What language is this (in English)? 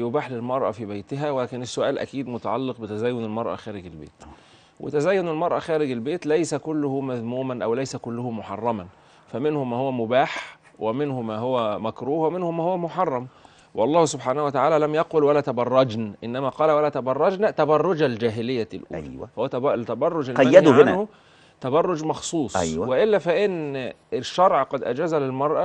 Arabic